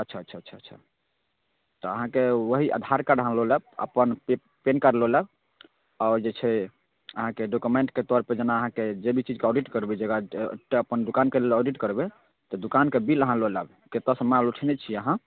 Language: Maithili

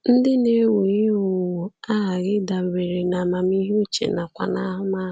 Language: Igbo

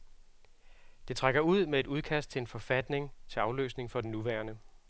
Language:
Danish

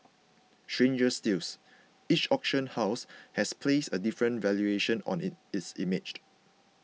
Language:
English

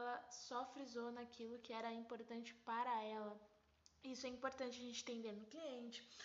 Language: Portuguese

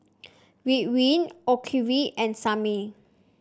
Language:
English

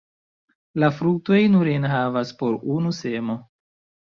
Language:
Esperanto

